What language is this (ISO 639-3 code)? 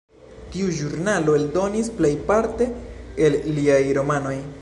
epo